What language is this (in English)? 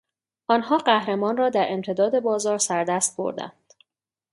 Persian